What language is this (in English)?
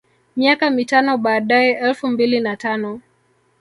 Swahili